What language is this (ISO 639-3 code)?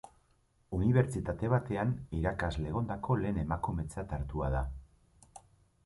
eus